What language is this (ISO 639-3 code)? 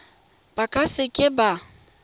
tsn